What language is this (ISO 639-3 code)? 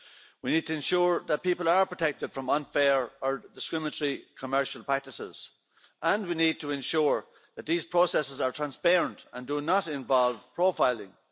eng